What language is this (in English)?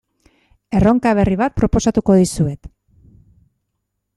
Basque